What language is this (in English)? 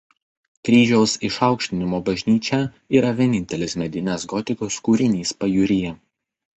Lithuanian